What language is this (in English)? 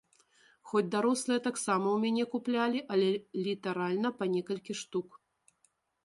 Belarusian